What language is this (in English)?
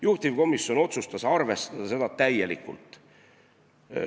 Estonian